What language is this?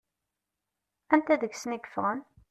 Kabyle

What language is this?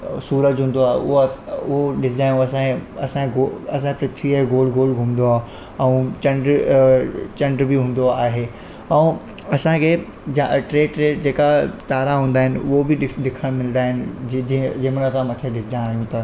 Sindhi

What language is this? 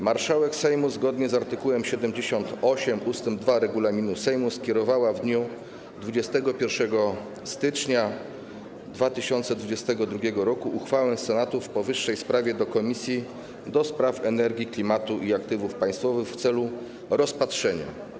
Polish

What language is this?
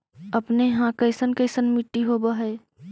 Magahi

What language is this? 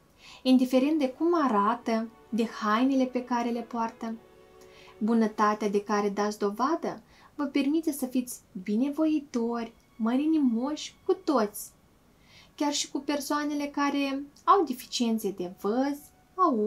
Romanian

